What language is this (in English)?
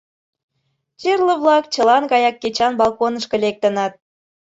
Mari